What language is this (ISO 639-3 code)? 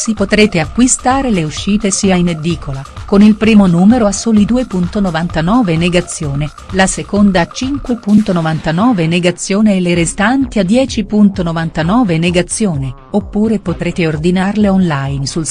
ita